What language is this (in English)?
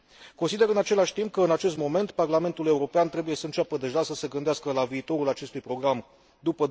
Romanian